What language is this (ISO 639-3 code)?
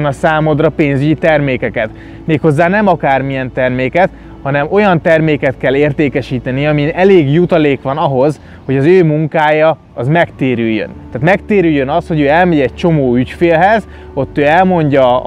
hun